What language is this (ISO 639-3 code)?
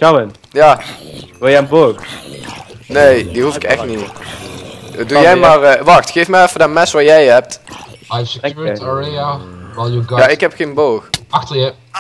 nld